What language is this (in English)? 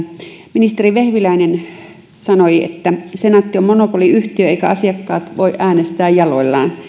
Finnish